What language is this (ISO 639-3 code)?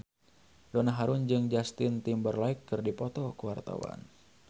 sun